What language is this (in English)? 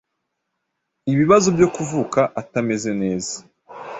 Kinyarwanda